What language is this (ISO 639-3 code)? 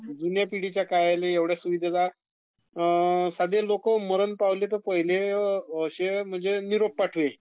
mar